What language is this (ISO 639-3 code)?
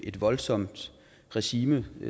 dan